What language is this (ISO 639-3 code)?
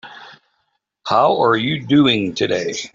eng